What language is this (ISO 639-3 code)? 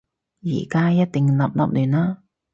yue